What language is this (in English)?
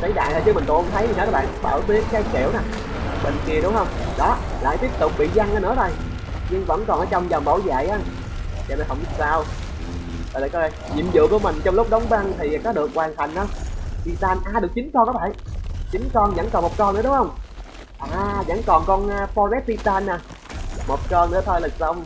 Vietnamese